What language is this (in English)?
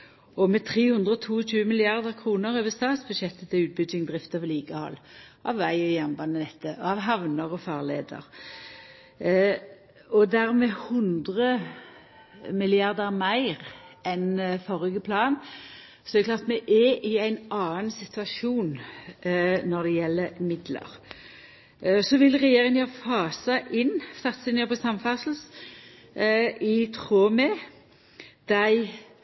Norwegian Nynorsk